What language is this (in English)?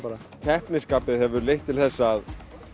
Icelandic